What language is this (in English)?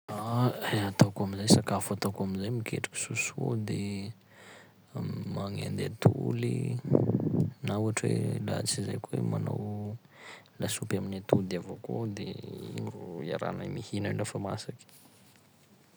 Sakalava Malagasy